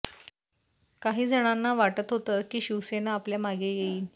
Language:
Marathi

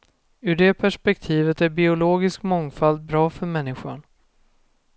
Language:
Swedish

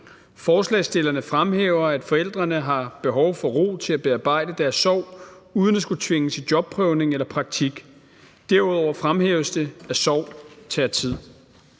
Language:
Danish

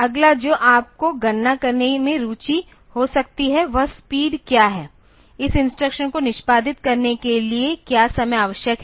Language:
Hindi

